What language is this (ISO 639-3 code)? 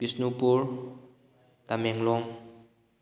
mni